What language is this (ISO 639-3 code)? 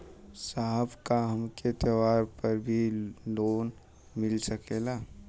bho